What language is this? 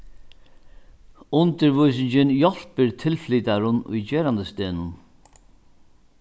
Faroese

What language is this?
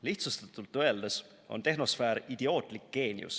Estonian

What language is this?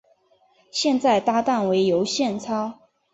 Chinese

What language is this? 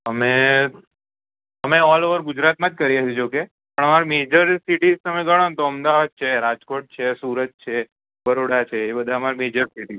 Gujarati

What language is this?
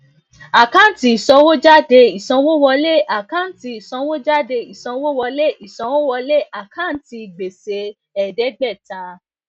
Yoruba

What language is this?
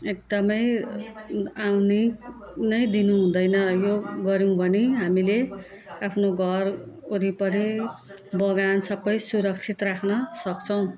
Nepali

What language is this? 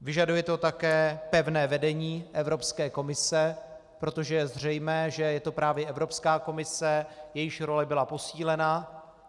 Czech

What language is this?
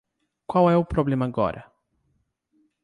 Portuguese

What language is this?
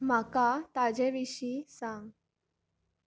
Konkani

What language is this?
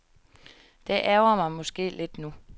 Danish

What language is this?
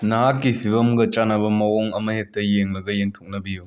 Manipuri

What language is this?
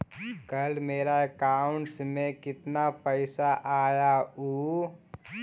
Magahi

